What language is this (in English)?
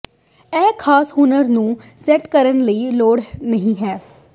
Punjabi